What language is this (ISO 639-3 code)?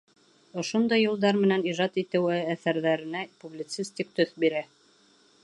bak